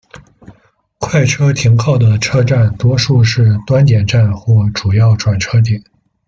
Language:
Chinese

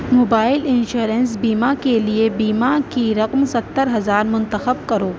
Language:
Urdu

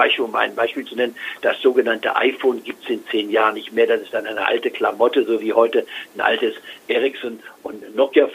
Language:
German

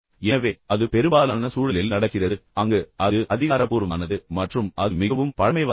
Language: Tamil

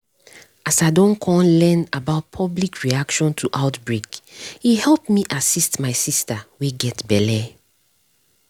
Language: Nigerian Pidgin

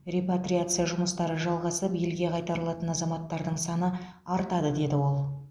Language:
Kazakh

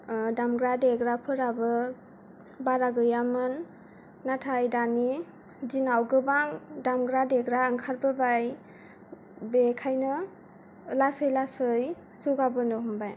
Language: Bodo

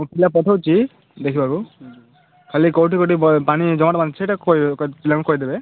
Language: Odia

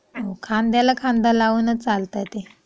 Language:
Marathi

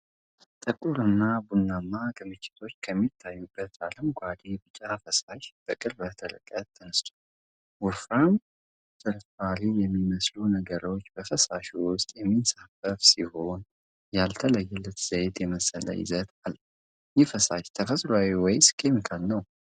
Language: Amharic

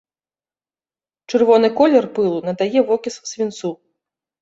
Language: Belarusian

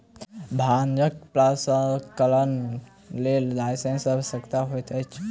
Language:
Maithili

